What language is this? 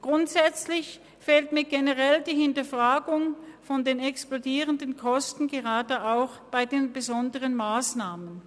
Swiss German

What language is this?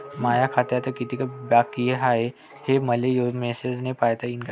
Marathi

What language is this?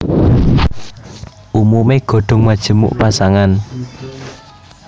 Javanese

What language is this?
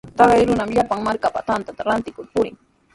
Sihuas Ancash Quechua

